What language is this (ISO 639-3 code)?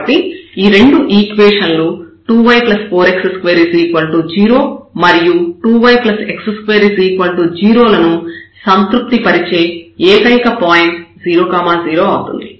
tel